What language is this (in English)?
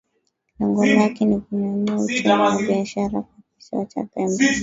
Swahili